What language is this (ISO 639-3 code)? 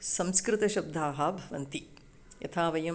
san